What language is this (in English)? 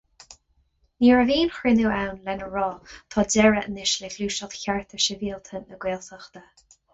Irish